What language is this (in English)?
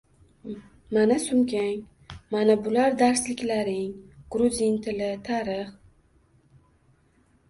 Uzbek